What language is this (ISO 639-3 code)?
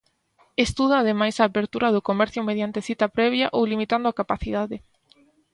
glg